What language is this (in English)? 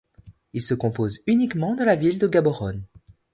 French